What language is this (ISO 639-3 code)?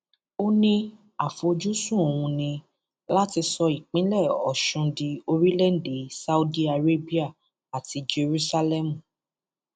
yor